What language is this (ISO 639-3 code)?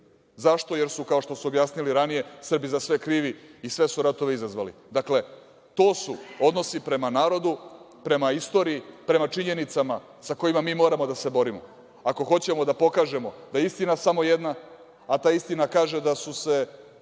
srp